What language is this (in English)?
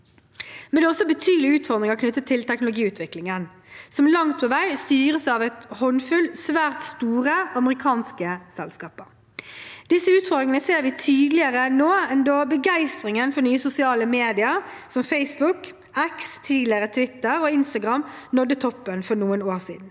Norwegian